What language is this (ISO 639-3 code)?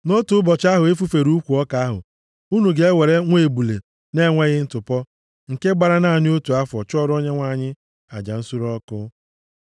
ibo